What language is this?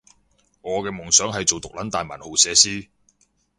Cantonese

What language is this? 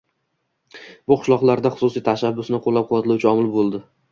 Uzbek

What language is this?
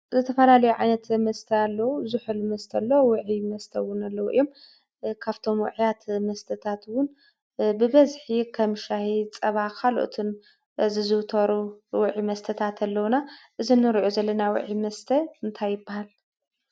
Tigrinya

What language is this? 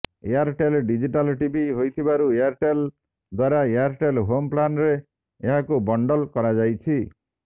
Odia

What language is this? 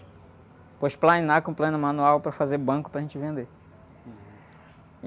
Portuguese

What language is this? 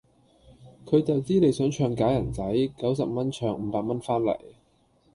Cantonese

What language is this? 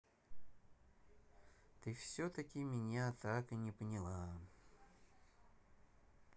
Russian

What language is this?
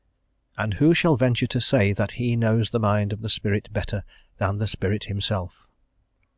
English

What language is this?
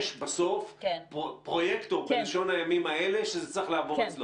Hebrew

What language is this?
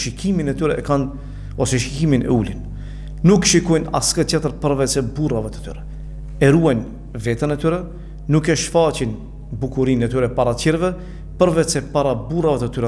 Romanian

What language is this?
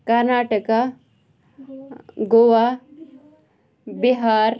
Kashmiri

